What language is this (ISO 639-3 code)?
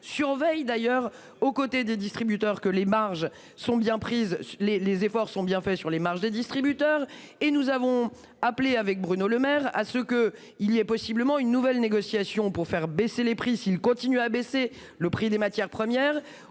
fra